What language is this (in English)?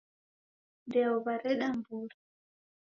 Taita